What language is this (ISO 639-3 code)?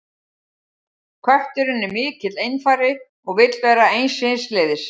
isl